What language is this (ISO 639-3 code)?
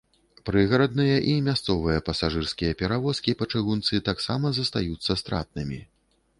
bel